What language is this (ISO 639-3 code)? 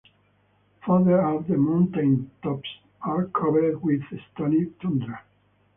eng